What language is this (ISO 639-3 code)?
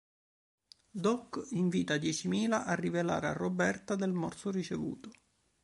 ita